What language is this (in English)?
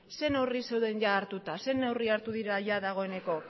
Basque